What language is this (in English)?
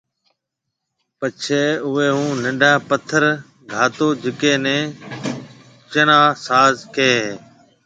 Marwari (Pakistan)